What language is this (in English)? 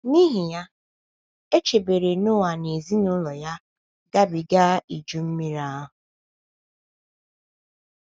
Igbo